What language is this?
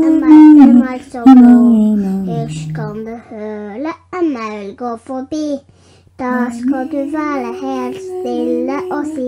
Norwegian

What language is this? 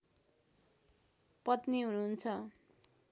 Nepali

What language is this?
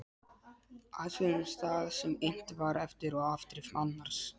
Icelandic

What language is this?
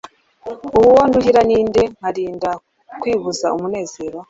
Kinyarwanda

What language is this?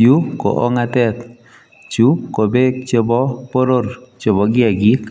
Kalenjin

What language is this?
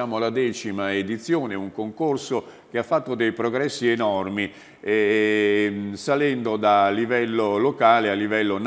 Italian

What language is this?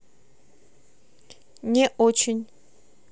Russian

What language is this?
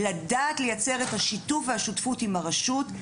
Hebrew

